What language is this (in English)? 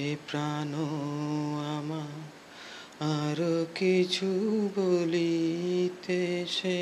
Bangla